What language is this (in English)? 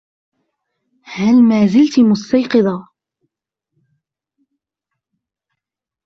Arabic